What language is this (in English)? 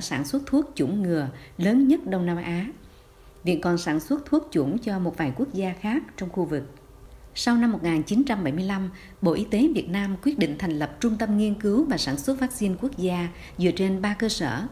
Vietnamese